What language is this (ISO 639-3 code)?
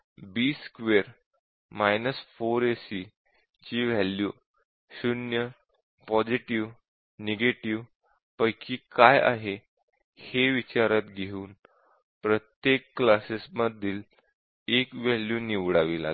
mar